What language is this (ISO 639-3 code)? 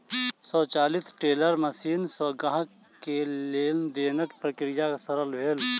mai